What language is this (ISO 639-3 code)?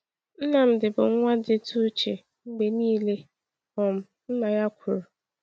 ibo